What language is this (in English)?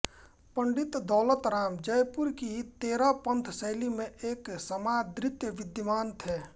Hindi